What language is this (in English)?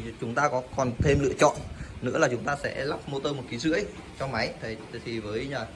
Vietnamese